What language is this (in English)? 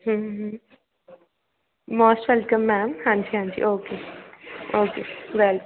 Punjabi